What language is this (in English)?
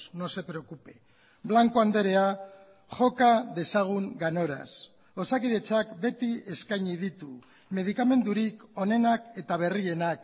Basque